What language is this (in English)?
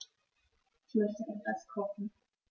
German